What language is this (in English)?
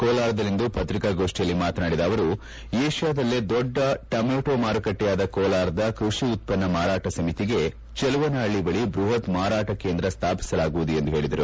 Kannada